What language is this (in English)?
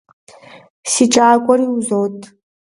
Kabardian